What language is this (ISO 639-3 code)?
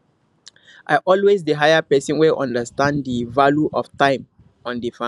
pcm